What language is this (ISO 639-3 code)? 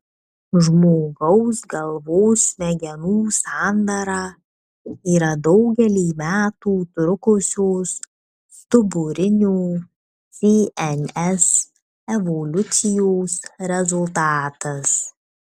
lit